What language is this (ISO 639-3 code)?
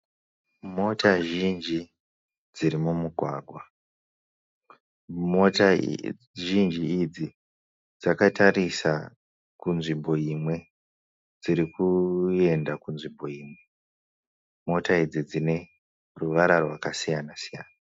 sna